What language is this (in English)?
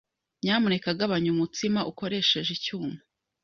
Kinyarwanda